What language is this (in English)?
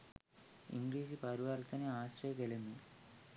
Sinhala